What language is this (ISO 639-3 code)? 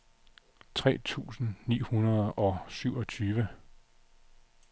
dan